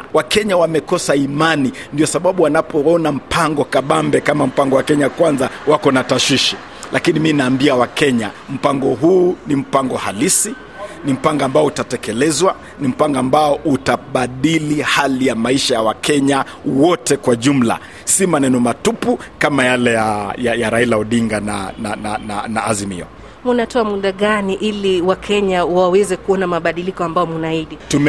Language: Swahili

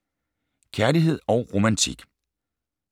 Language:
Danish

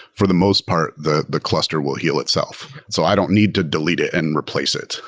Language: English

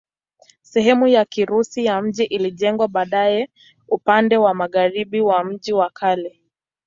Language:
Swahili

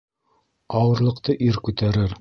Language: Bashkir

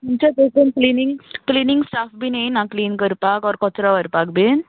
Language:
Konkani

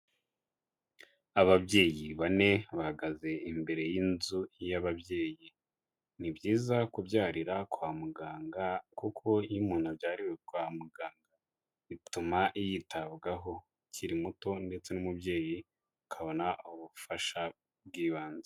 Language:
Kinyarwanda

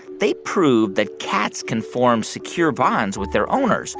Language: English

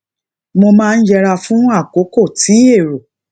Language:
Yoruba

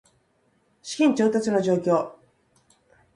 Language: Japanese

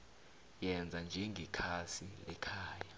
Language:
South Ndebele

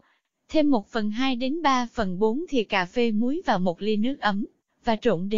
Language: Vietnamese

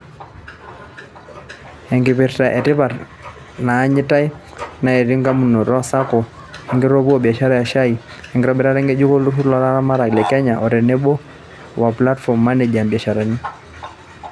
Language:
Masai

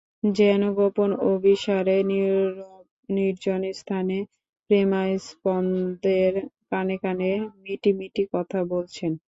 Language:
Bangla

